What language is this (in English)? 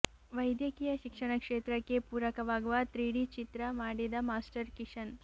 Kannada